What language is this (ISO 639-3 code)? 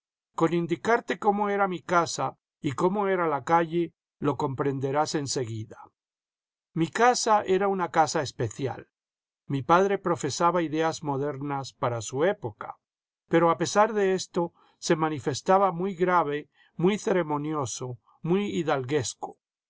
spa